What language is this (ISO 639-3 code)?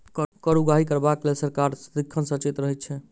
mai